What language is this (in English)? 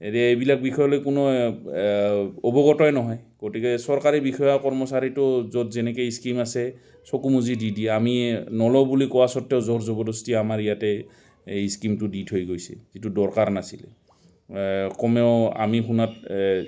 Assamese